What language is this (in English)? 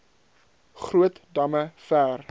Afrikaans